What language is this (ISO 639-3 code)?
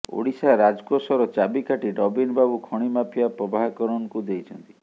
ori